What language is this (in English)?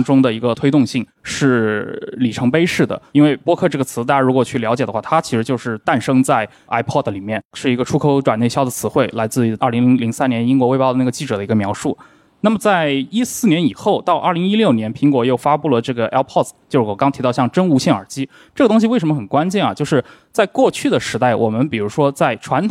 Chinese